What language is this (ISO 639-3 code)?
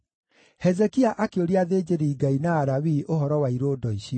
kik